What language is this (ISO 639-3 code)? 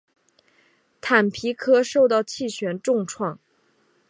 zho